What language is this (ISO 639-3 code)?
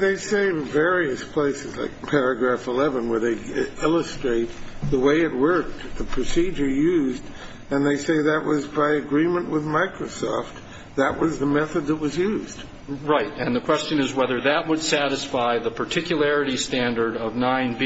eng